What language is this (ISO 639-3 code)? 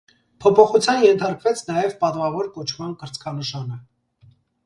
hye